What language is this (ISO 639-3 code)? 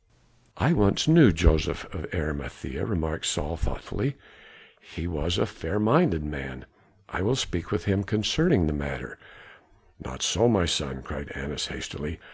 eng